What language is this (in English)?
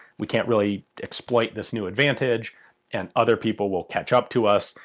English